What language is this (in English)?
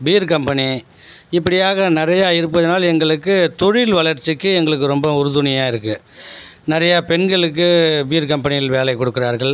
Tamil